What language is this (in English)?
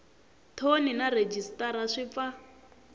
Tsonga